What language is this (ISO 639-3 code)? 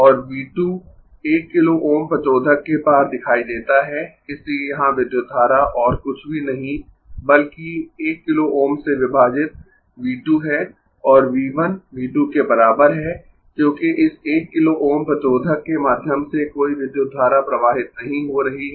hin